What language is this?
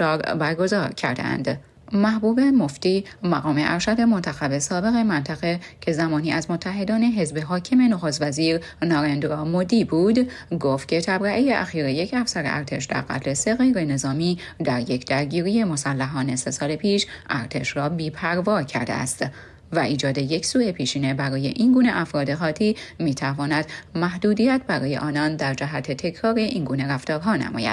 Persian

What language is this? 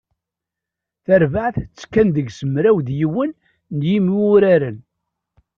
Kabyle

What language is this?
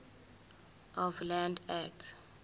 Zulu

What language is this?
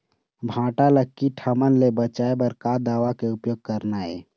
Chhattisgarhi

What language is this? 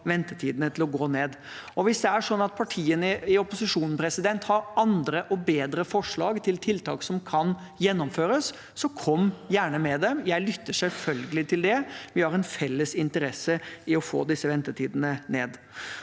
Norwegian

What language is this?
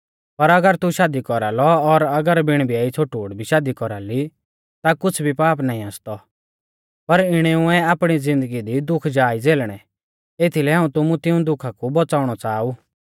Mahasu Pahari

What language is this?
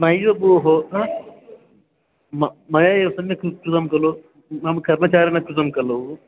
Sanskrit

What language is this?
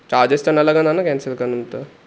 Sindhi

